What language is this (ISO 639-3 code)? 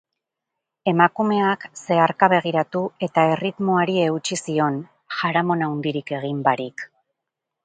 eus